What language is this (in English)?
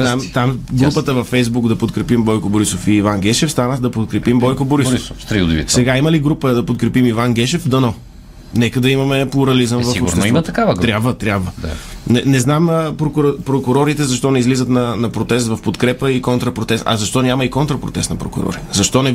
Bulgarian